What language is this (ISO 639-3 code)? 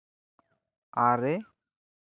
sat